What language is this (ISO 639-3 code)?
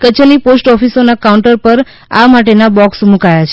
guj